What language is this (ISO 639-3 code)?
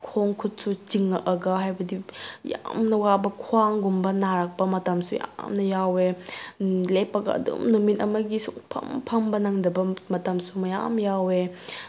mni